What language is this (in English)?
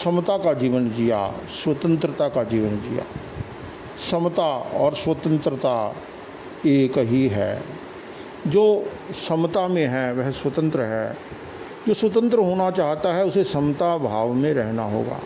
Hindi